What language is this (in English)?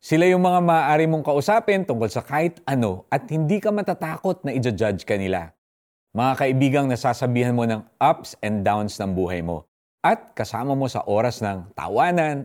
Filipino